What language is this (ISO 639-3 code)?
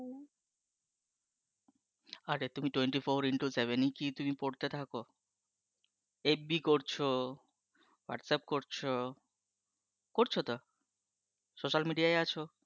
ben